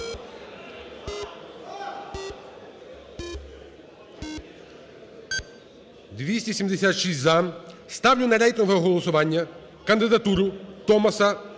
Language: Ukrainian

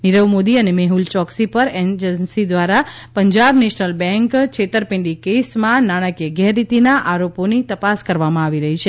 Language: Gujarati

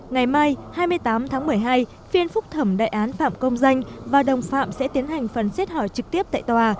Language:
Vietnamese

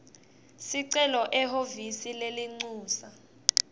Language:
Swati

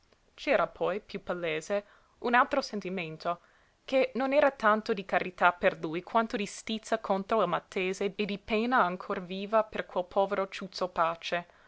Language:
Italian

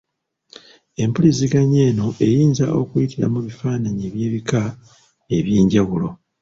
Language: Ganda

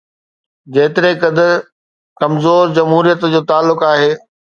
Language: Sindhi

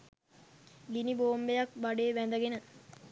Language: Sinhala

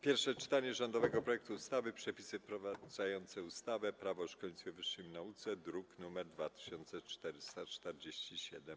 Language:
Polish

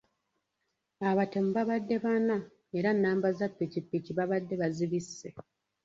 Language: Ganda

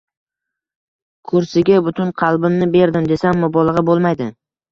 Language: Uzbek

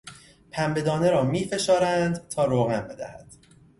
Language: Persian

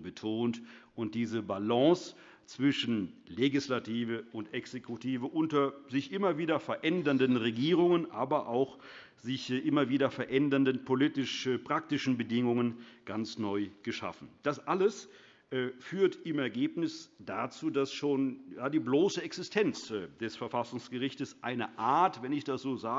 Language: German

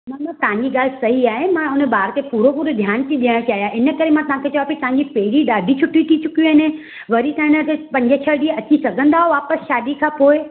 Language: Sindhi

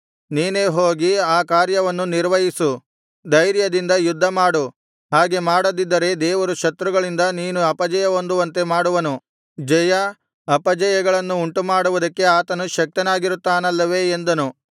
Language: Kannada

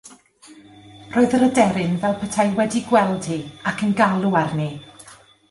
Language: Welsh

